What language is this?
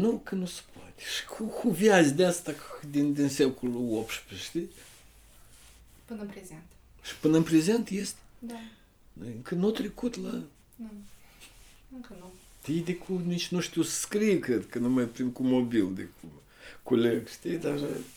Romanian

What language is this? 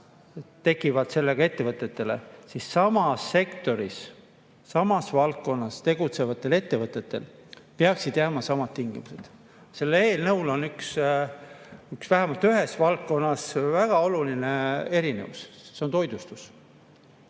Estonian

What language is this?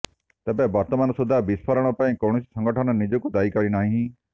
Odia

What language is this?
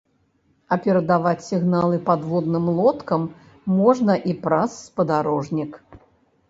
Belarusian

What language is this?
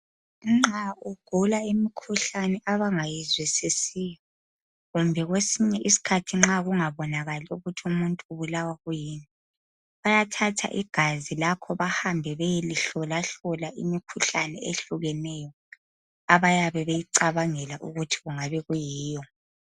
North Ndebele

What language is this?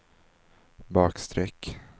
Swedish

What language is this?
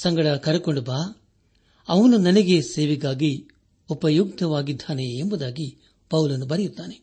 Kannada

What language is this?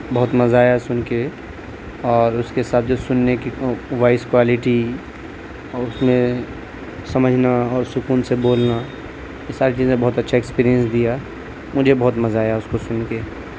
Urdu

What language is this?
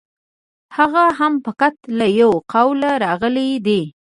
Pashto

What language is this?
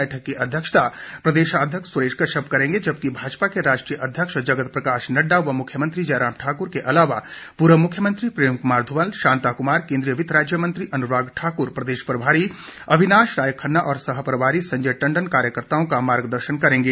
Hindi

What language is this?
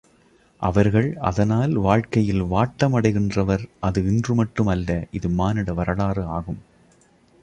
Tamil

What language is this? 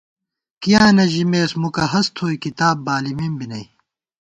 Gawar-Bati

